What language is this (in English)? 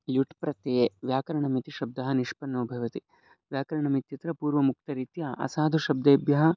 Sanskrit